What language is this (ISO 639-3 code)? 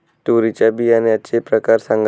mar